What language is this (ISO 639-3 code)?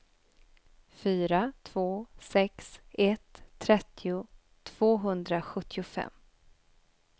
swe